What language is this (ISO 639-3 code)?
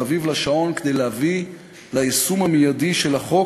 heb